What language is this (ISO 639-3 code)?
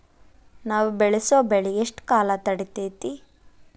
kan